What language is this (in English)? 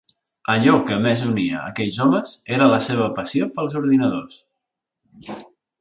Catalan